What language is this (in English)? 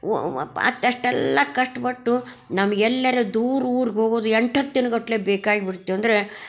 Kannada